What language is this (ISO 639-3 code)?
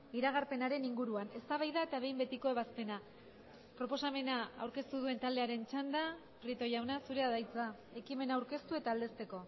eus